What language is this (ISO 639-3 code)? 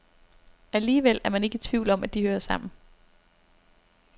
dan